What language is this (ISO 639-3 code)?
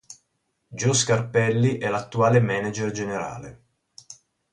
ita